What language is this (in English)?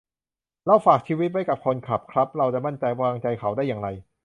Thai